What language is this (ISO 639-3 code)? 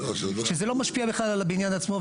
heb